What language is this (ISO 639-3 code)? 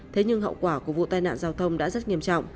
vie